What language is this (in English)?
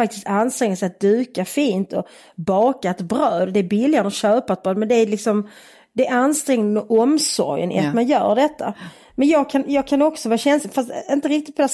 Swedish